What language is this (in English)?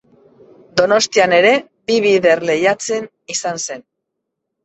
Basque